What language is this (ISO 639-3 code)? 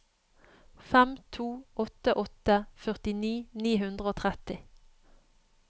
nor